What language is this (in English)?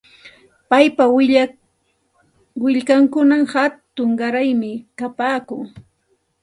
Santa Ana de Tusi Pasco Quechua